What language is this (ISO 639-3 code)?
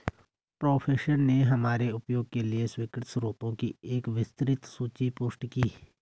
hin